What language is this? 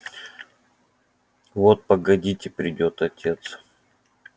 Russian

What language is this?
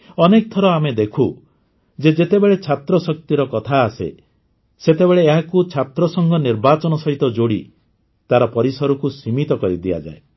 Odia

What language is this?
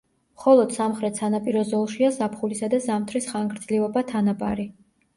Georgian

